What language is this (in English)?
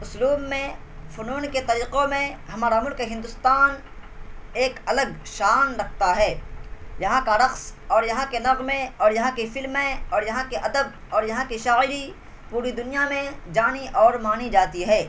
Urdu